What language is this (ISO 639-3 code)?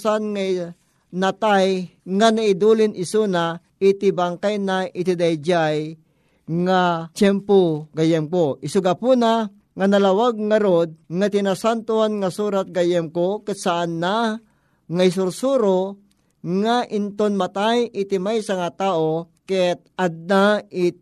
fil